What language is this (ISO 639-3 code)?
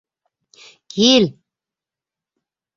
bak